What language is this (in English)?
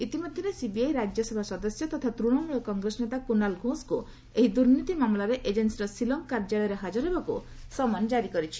Odia